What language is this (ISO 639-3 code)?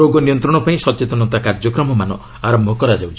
ori